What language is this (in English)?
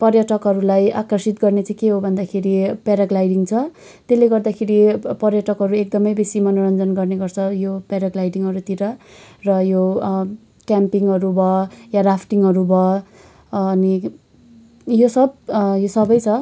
Nepali